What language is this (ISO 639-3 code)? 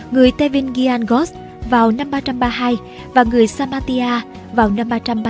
vie